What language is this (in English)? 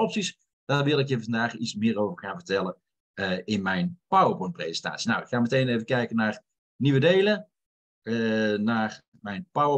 Dutch